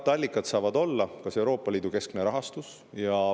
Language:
Estonian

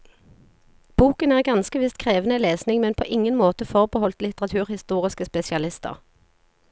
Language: Norwegian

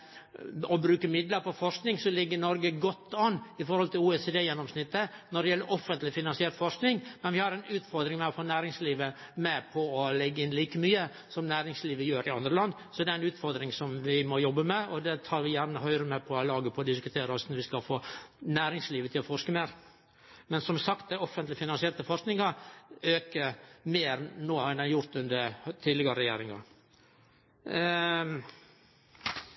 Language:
Norwegian Nynorsk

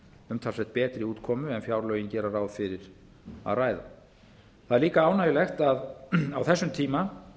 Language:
Icelandic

